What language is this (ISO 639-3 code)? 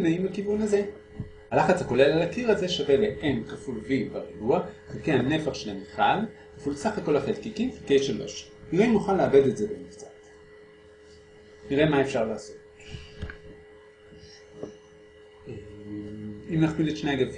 heb